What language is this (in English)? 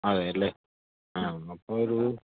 Malayalam